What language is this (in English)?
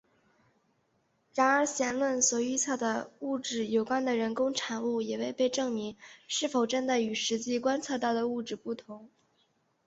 Chinese